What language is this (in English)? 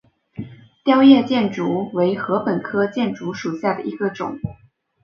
Chinese